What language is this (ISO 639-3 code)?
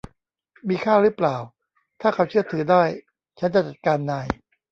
tha